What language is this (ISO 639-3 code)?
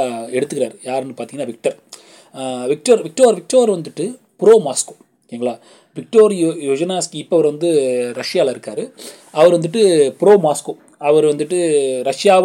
tam